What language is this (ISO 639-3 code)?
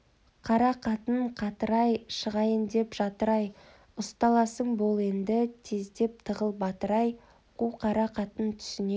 kaz